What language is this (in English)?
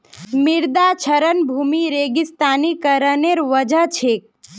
Magahi